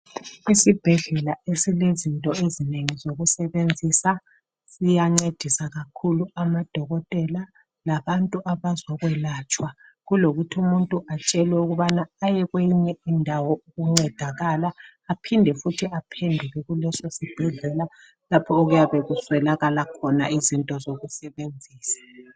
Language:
North Ndebele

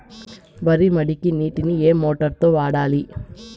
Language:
Telugu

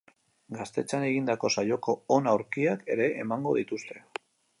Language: Basque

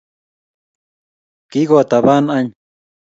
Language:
Kalenjin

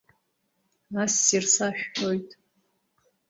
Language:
Abkhazian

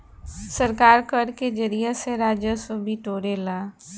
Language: Bhojpuri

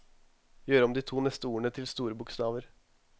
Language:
Norwegian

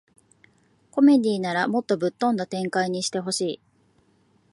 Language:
Japanese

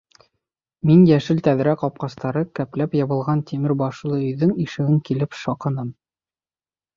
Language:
Bashkir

